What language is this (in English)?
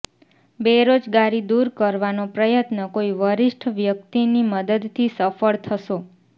Gujarati